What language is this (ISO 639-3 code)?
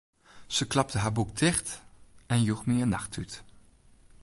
fry